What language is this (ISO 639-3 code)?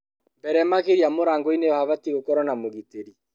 kik